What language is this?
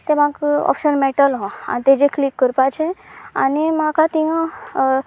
Konkani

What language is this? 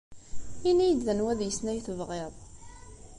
Kabyle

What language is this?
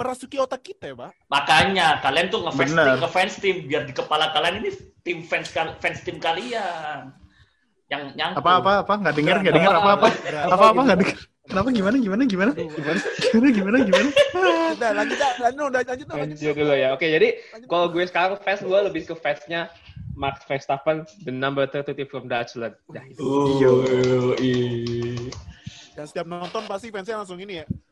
Indonesian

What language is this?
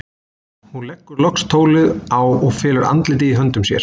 Icelandic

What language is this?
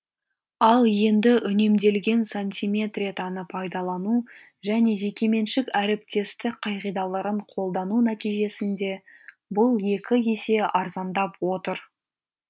Kazakh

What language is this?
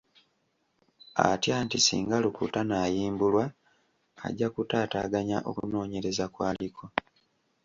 Ganda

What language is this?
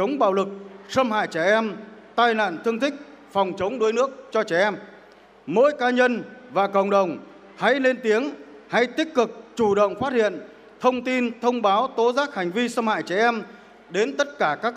Vietnamese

